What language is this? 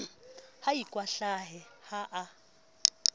Southern Sotho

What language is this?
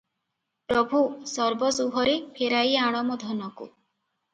Odia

